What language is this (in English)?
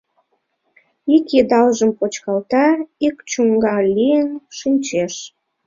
Mari